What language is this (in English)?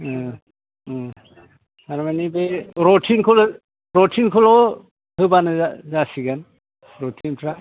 Bodo